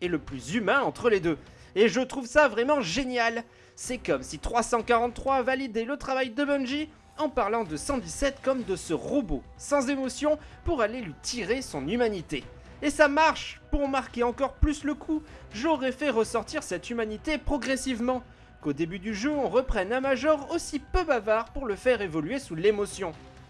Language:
French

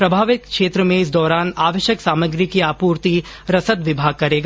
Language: Hindi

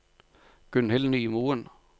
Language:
Norwegian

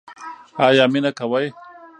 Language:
Pashto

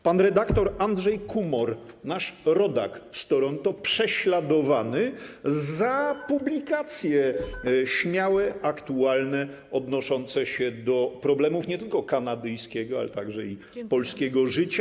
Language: Polish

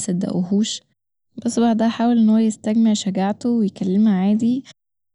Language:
Egyptian Arabic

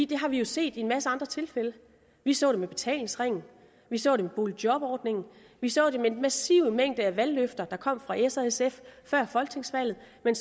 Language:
Danish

